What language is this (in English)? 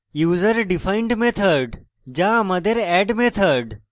Bangla